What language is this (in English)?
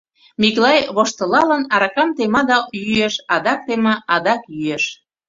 Mari